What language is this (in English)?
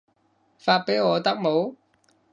Cantonese